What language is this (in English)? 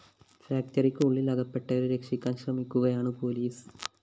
Malayalam